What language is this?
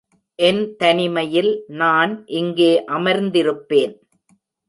Tamil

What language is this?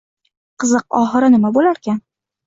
Uzbek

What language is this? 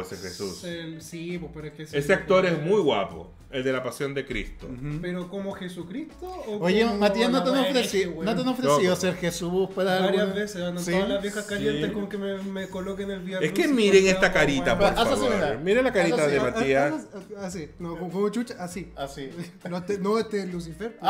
Spanish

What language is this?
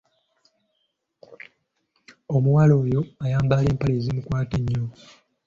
Ganda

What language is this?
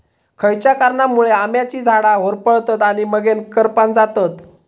Marathi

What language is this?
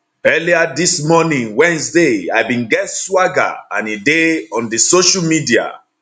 Nigerian Pidgin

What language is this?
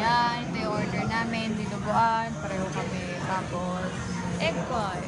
Filipino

